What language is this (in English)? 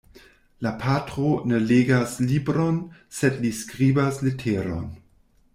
Esperanto